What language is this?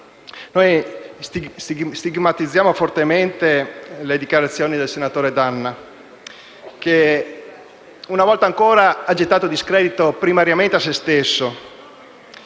Italian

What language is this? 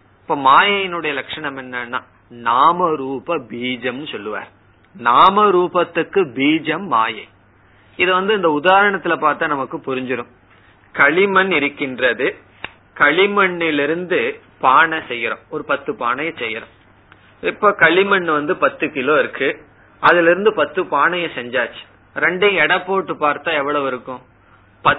Tamil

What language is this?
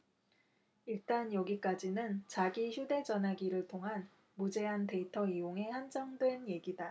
Korean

